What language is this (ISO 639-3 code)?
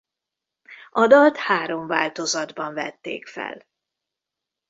hun